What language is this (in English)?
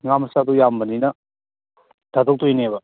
Manipuri